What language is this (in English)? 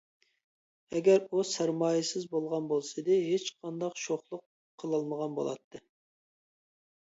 Uyghur